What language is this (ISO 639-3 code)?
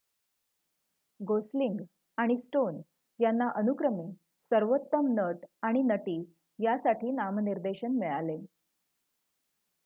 mar